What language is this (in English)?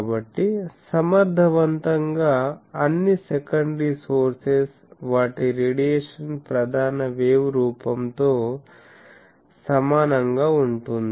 Telugu